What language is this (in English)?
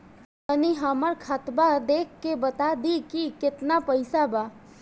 Bhojpuri